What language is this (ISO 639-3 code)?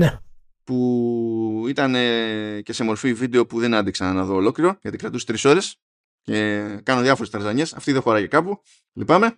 ell